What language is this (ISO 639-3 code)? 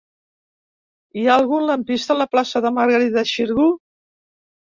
cat